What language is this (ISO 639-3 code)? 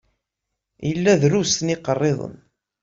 kab